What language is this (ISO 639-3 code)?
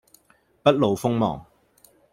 yue